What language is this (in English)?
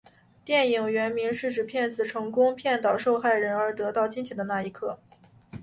Chinese